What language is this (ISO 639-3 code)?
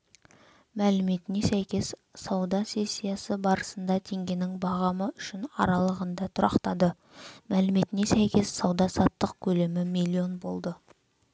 kaz